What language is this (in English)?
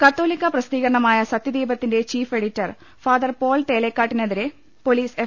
Malayalam